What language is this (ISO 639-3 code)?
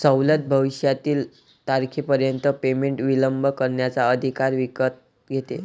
mar